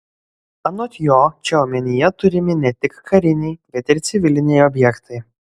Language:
Lithuanian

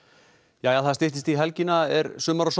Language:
Icelandic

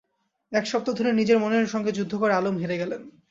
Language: Bangla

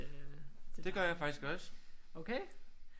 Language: Danish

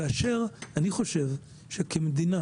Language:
Hebrew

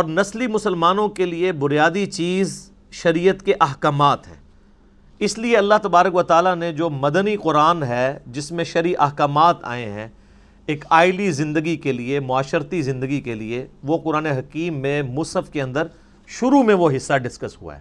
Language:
Urdu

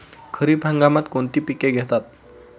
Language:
Marathi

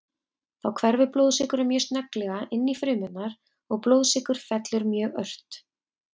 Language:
Icelandic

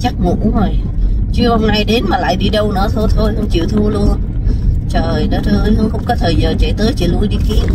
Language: Vietnamese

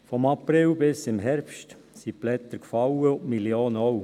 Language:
Swiss German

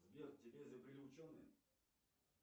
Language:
Russian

